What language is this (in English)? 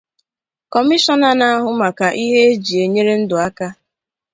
Igbo